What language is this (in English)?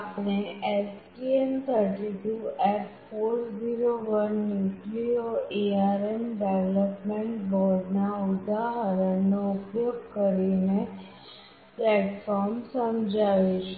Gujarati